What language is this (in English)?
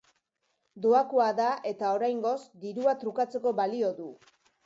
Basque